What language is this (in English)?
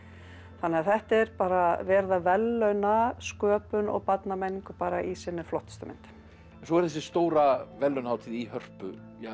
Icelandic